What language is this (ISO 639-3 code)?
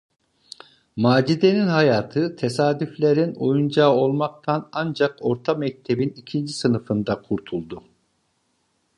tur